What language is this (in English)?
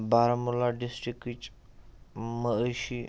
Kashmiri